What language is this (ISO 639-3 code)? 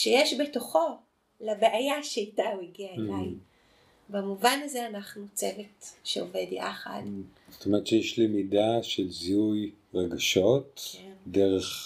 heb